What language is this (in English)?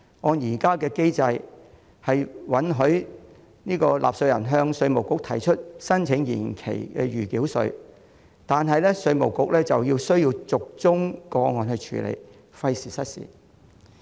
Cantonese